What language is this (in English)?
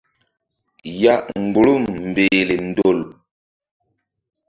Mbum